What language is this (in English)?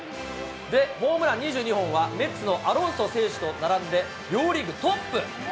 Japanese